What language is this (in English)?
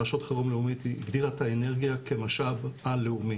Hebrew